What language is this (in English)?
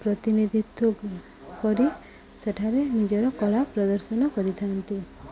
Odia